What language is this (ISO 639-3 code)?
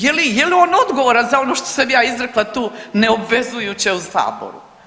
hrv